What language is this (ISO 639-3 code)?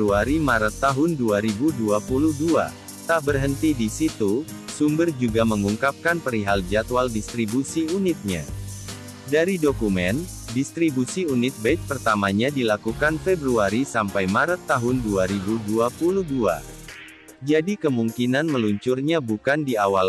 ind